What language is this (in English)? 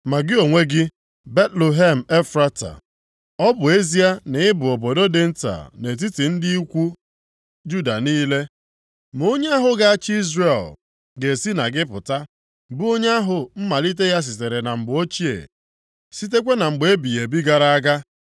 Igbo